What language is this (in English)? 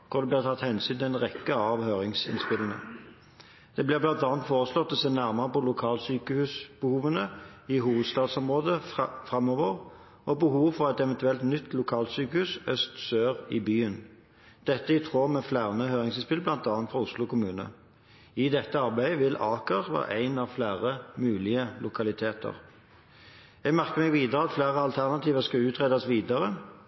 Norwegian Bokmål